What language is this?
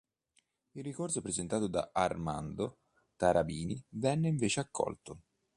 Italian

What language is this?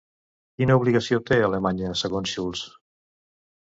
Catalan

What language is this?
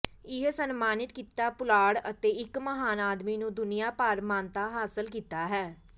Punjabi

